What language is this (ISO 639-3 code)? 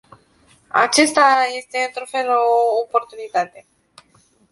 ron